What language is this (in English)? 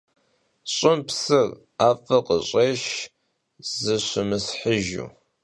Kabardian